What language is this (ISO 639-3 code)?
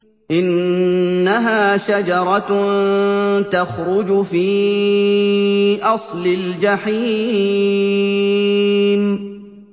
ara